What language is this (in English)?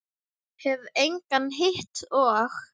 Icelandic